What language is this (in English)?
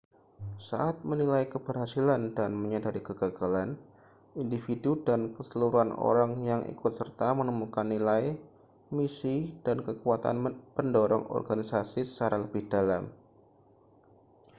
Indonesian